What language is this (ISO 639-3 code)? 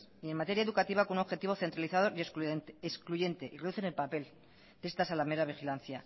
spa